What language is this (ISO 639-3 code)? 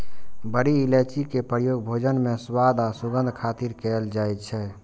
mai